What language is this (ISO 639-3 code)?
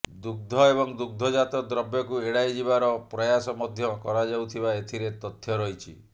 ori